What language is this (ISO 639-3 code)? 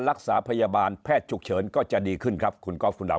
tha